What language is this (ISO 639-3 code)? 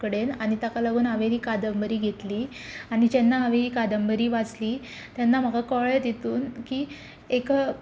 kok